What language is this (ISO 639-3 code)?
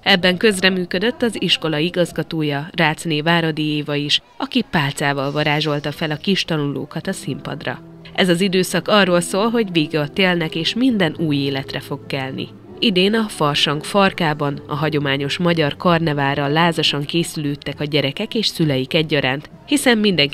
hun